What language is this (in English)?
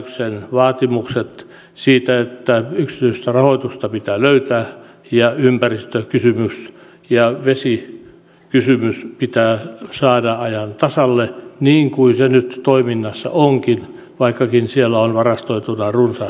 Finnish